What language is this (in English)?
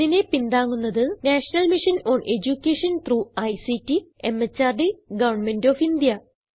Malayalam